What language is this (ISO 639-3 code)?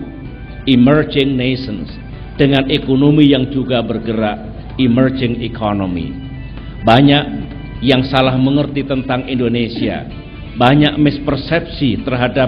ind